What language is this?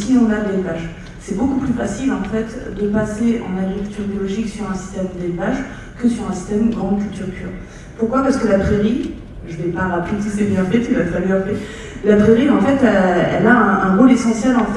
French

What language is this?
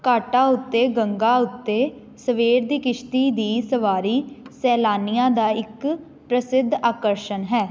Punjabi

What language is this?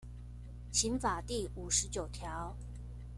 Chinese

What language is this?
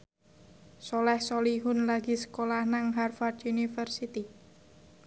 Javanese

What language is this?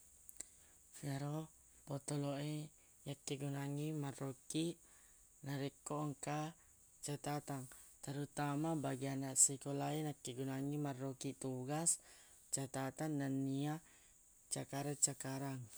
Buginese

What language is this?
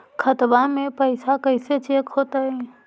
Magahi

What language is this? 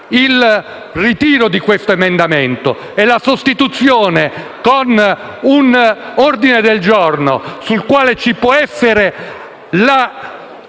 Italian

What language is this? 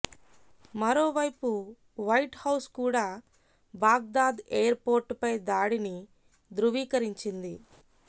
Telugu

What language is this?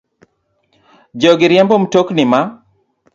Luo (Kenya and Tanzania)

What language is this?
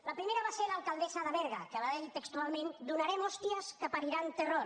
Catalan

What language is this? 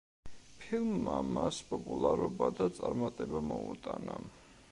Georgian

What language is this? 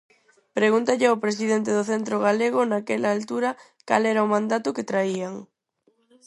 Galician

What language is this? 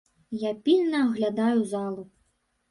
Belarusian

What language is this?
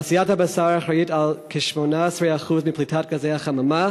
Hebrew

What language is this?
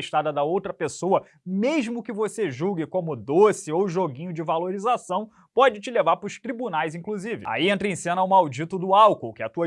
Portuguese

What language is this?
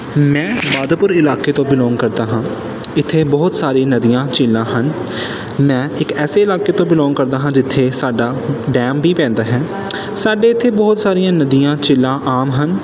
Punjabi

